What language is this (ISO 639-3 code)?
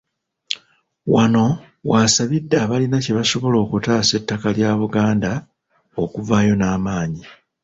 lug